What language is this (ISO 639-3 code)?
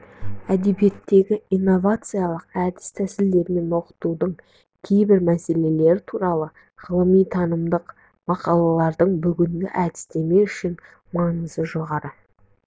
kaz